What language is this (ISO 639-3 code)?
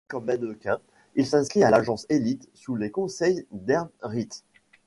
fra